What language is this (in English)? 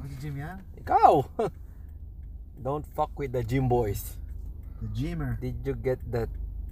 Filipino